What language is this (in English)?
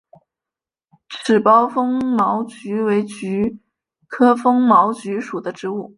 Chinese